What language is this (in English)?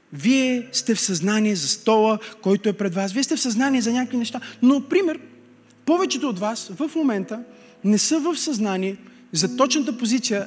Bulgarian